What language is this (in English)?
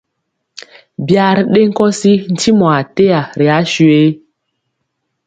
Mpiemo